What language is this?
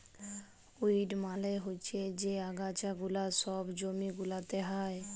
Bangla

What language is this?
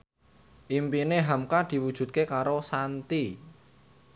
Javanese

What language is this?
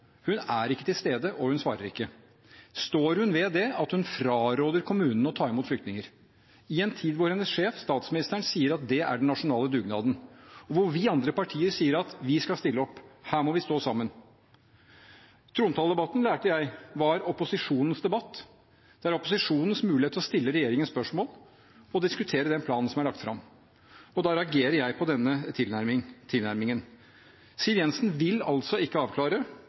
Norwegian Bokmål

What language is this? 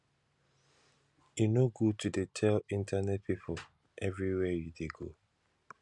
Nigerian Pidgin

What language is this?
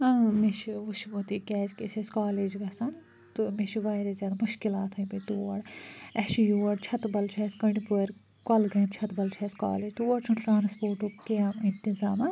Kashmiri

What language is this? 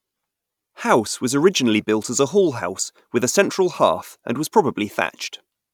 English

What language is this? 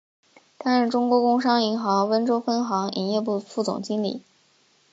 Chinese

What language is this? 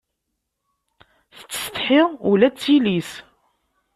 Kabyle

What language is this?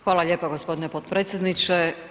Croatian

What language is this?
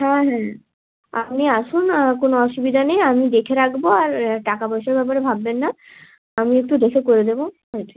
Bangla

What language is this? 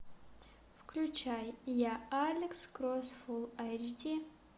Russian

